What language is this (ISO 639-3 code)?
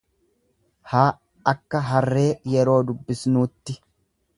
orm